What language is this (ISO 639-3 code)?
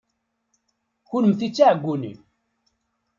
kab